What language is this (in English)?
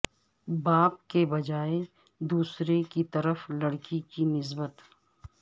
Urdu